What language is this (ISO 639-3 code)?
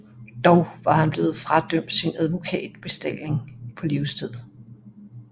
dan